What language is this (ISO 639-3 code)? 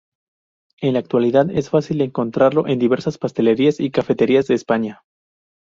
spa